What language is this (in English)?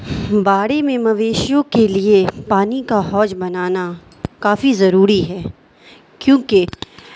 Urdu